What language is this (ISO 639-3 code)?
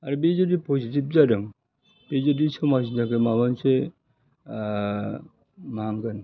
brx